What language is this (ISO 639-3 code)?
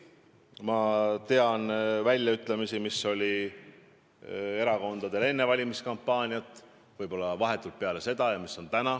est